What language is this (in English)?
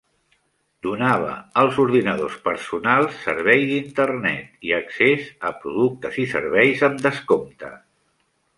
Catalan